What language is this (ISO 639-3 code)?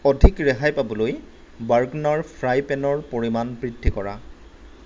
asm